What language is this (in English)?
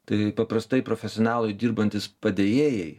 Lithuanian